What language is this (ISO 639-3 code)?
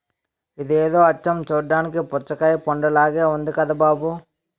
tel